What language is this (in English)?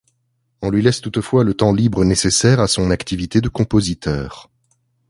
French